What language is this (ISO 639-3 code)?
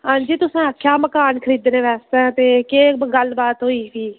doi